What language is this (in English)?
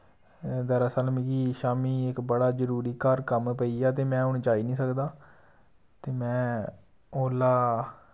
Dogri